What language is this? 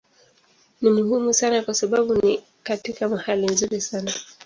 Swahili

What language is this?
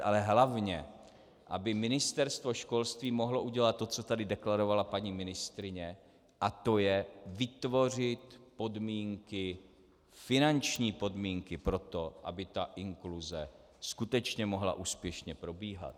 Czech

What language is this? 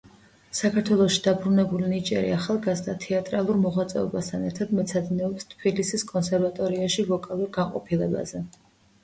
Georgian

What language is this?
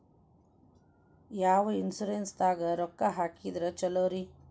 Kannada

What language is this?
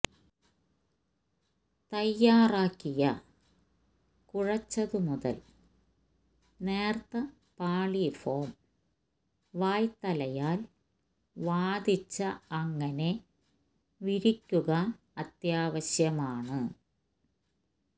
Malayalam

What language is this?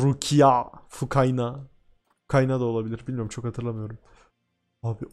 Turkish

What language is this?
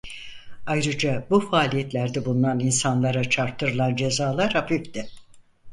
Turkish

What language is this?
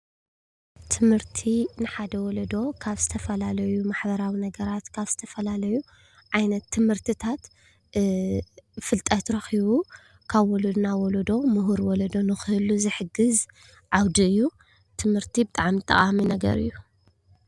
Tigrinya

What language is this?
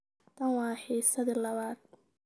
Somali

